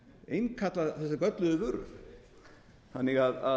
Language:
Icelandic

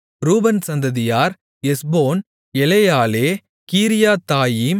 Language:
Tamil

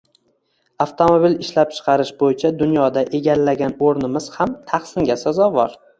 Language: Uzbek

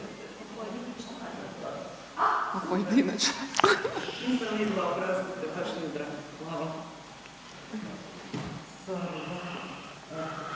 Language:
Croatian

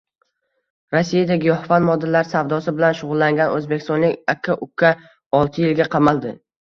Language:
Uzbek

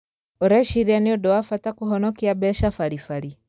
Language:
Kikuyu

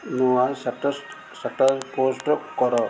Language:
Odia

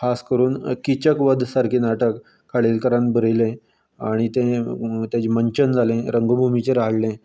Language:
Konkani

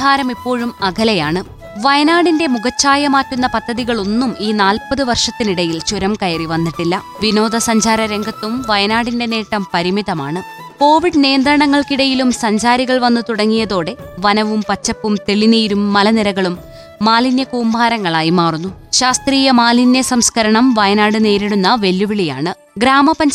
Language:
Malayalam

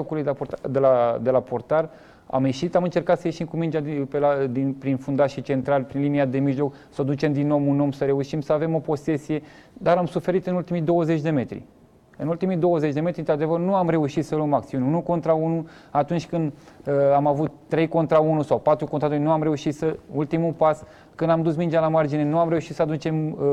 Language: Romanian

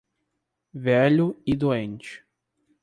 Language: Portuguese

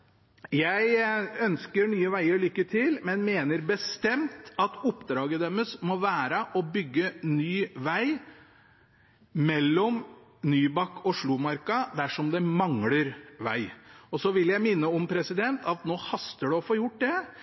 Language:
Norwegian Bokmål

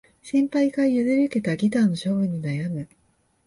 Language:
Japanese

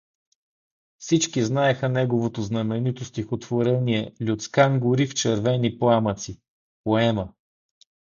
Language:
Bulgarian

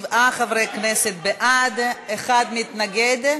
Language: Hebrew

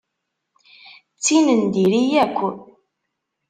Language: Kabyle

